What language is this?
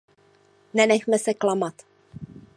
Czech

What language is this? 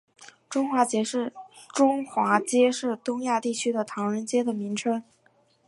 Chinese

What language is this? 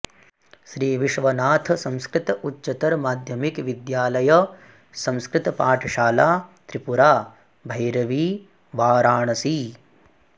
Sanskrit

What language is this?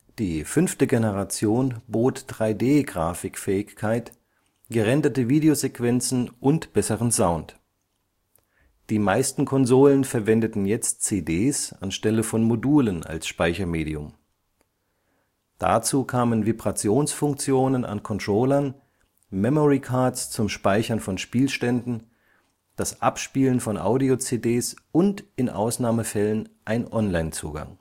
German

